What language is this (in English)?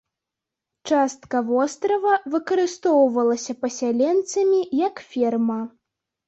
Belarusian